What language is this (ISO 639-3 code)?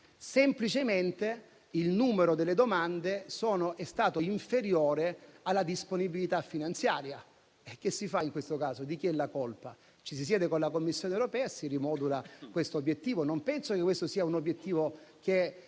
ita